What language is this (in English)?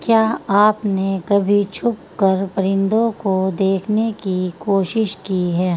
Urdu